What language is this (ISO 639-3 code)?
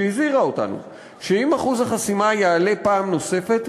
heb